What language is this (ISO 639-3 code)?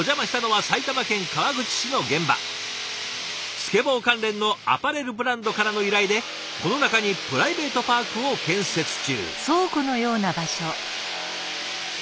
jpn